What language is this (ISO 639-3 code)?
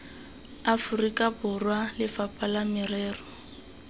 tsn